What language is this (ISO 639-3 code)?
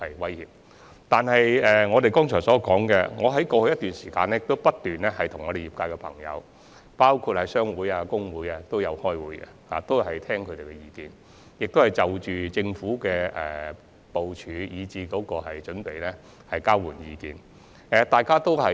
yue